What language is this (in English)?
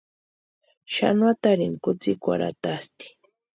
Western Highland Purepecha